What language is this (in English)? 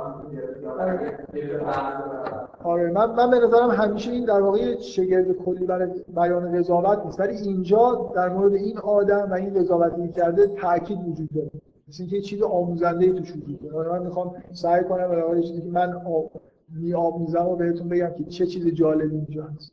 Persian